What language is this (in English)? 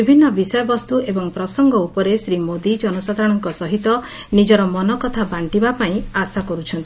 Odia